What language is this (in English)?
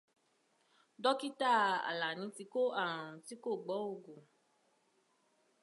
Yoruba